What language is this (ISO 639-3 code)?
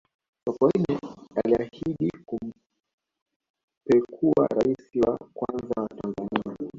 swa